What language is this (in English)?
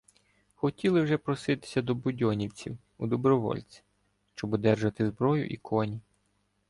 Ukrainian